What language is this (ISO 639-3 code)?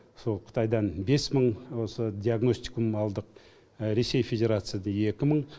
kaz